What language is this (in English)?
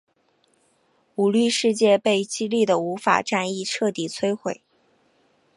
Chinese